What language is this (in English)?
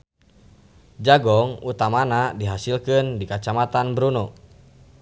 Sundanese